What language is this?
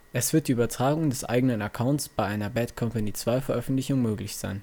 German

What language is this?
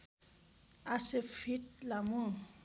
Nepali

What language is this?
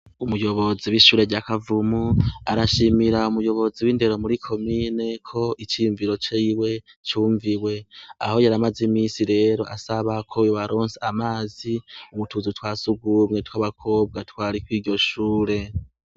Rundi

